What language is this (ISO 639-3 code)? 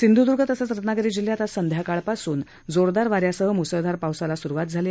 mar